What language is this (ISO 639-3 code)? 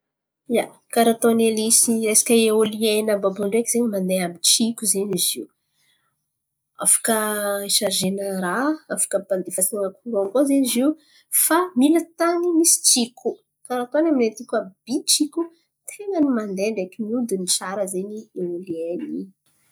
xmv